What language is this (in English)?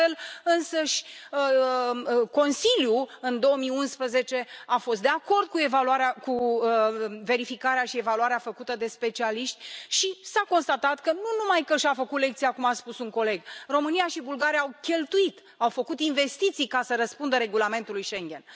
Romanian